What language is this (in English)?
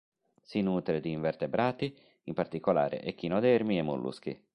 Italian